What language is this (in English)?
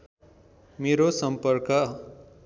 Nepali